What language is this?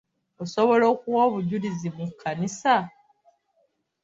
Ganda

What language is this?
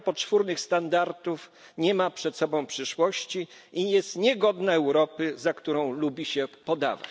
Polish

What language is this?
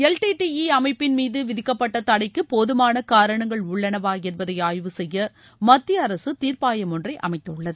Tamil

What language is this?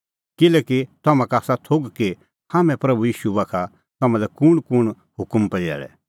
Kullu Pahari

